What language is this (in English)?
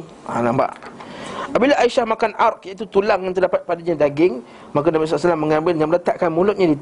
Malay